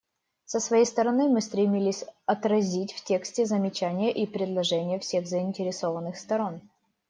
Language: Russian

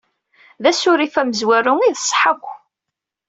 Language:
Kabyle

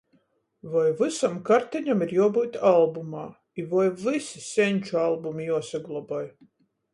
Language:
Latgalian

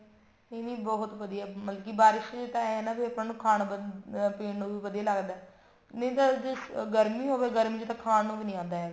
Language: Punjabi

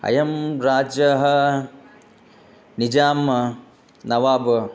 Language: Sanskrit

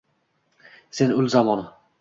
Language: Uzbek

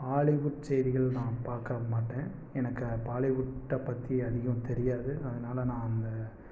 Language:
Tamil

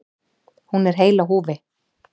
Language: Icelandic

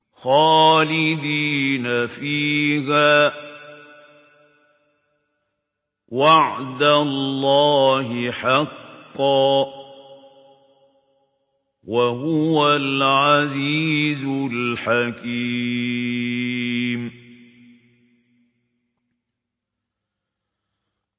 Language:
Arabic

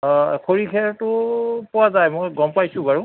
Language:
Assamese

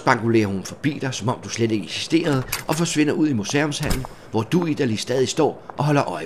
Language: Danish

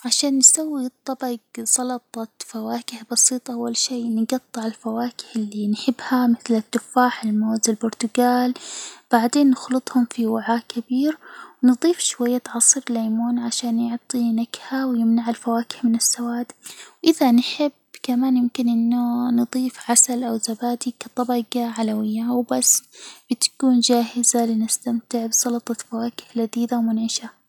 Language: Hijazi Arabic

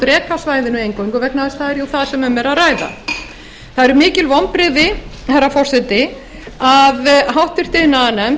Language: Icelandic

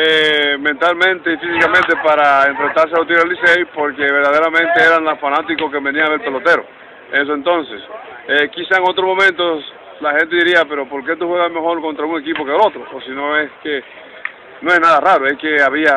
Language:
Spanish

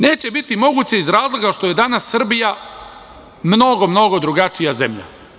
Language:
Serbian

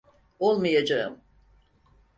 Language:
Turkish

